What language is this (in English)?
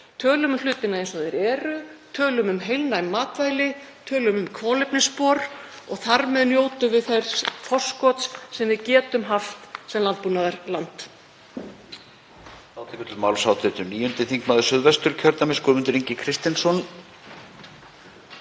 Icelandic